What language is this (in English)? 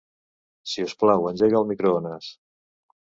Catalan